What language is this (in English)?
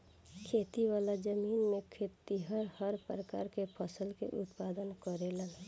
Bhojpuri